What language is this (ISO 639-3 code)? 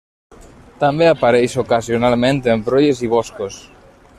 cat